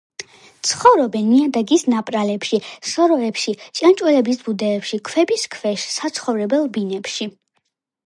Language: Georgian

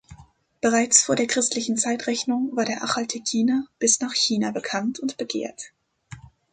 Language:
German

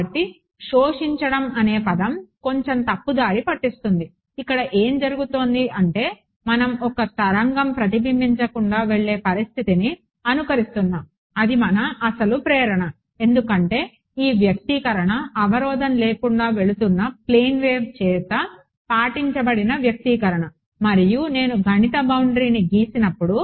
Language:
Telugu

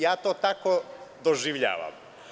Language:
Serbian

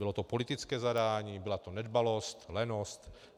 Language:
Czech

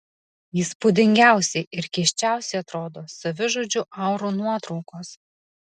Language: Lithuanian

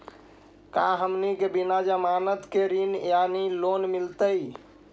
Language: Magahi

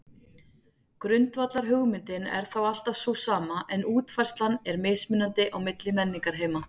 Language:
Icelandic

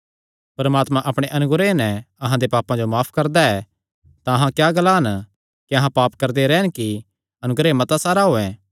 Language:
Kangri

